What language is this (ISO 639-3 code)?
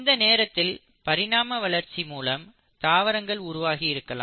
tam